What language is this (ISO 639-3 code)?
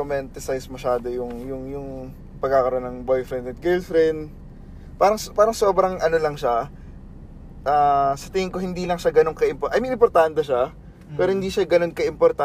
fil